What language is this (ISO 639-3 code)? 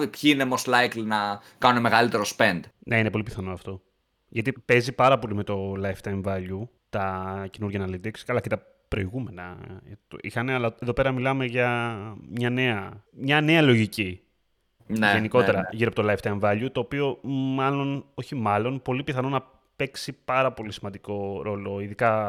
ell